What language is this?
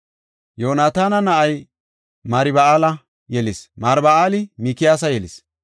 Gofa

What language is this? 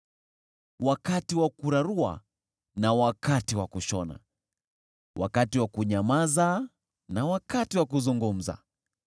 Swahili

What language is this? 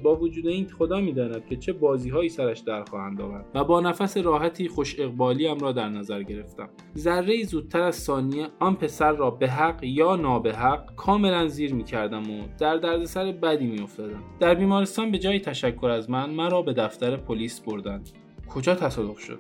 Persian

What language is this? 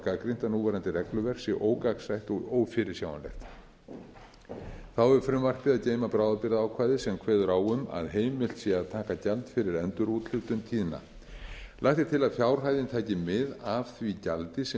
Icelandic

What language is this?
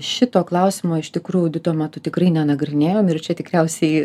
Lithuanian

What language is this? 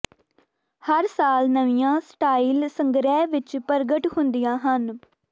Punjabi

